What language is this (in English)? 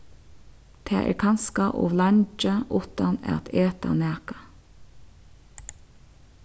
Faroese